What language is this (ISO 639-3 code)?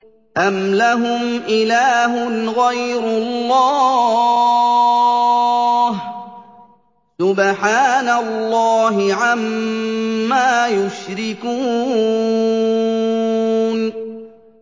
ara